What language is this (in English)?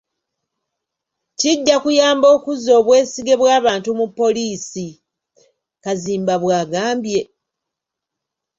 Ganda